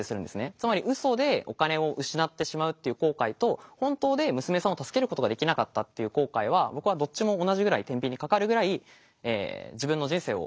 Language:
Japanese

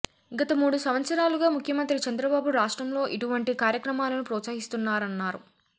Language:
Telugu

